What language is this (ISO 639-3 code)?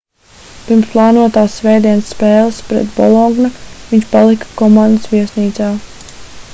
lav